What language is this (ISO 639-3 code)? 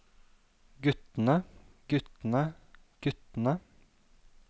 nor